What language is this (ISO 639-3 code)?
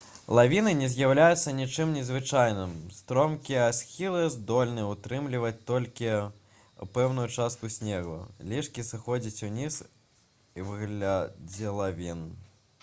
bel